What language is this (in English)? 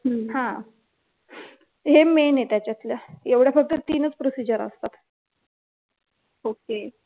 Marathi